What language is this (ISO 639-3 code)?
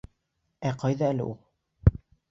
bak